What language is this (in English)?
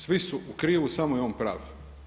Croatian